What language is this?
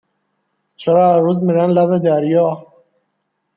Persian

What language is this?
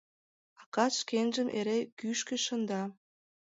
Mari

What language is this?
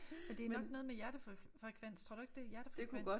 Danish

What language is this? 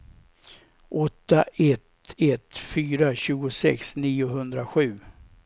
Swedish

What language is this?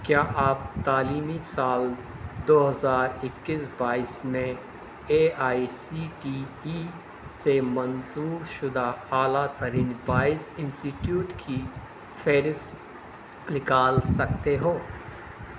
Urdu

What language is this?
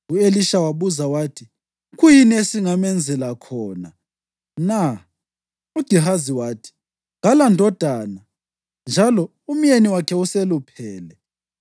North Ndebele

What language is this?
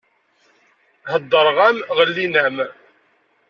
Kabyle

